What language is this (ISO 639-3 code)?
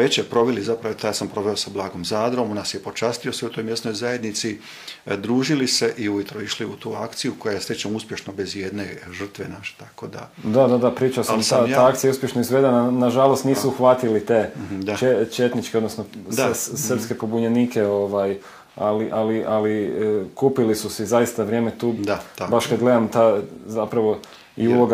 hrv